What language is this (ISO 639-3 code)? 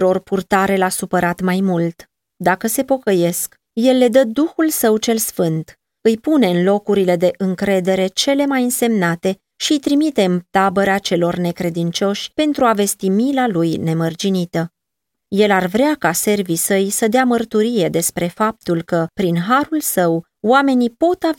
ron